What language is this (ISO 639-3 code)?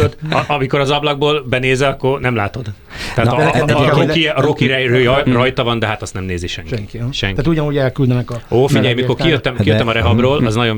hun